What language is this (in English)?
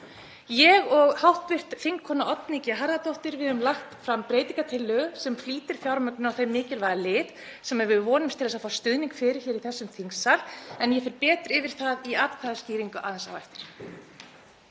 Icelandic